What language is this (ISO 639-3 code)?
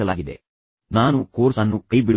kan